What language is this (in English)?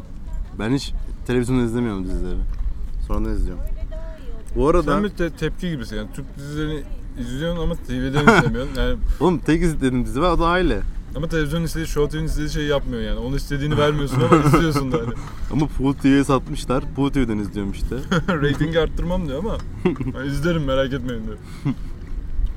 Turkish